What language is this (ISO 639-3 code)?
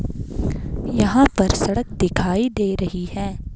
hin